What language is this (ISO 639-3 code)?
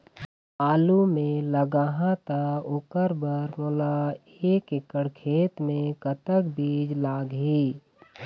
hne